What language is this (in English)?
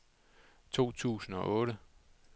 Danish